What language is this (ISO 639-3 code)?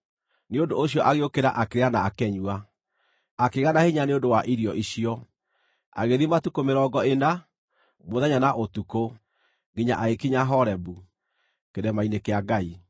kik